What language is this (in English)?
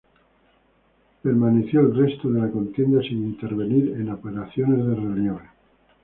Spanish